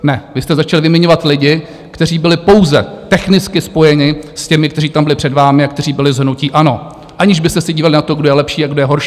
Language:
Czech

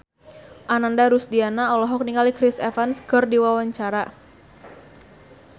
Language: Sundanese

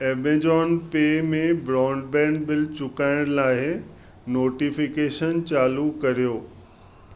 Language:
Sindhi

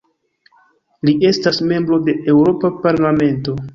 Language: Esperanto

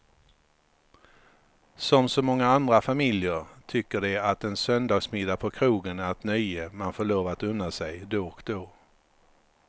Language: Swedish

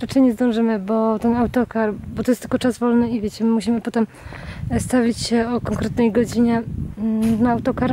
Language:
Polish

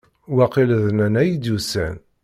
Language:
Kabyle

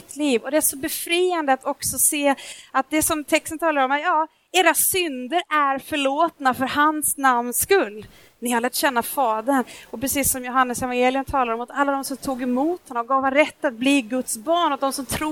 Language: Swedish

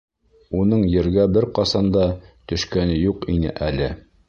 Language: Bashkir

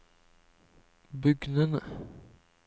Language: Norwegian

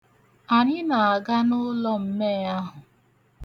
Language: Igbo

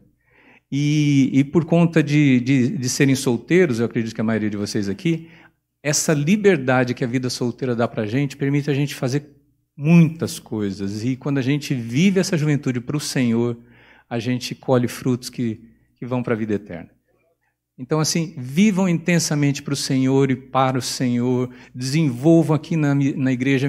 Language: Portuguese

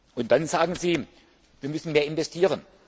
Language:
German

